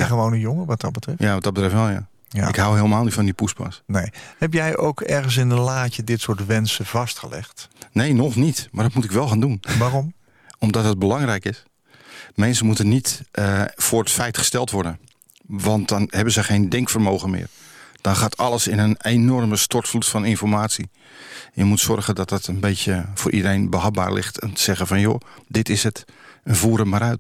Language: Dutch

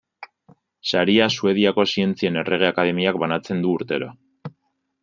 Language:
Basque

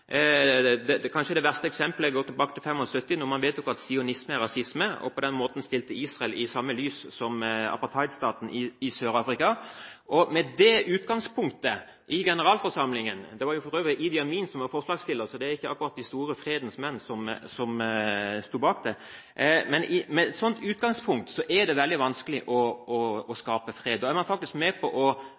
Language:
Norwegian Bokmål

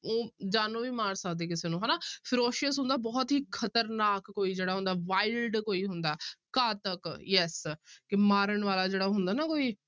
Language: Punjabi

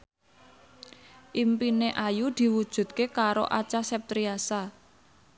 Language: Javanese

